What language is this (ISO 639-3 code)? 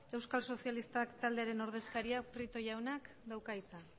eus